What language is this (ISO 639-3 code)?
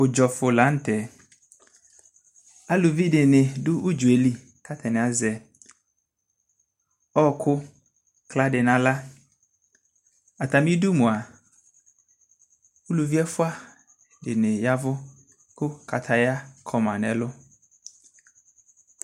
kpo